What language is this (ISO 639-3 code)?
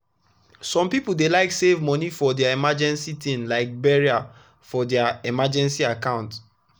pcm